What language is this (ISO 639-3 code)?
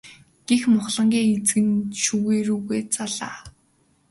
mon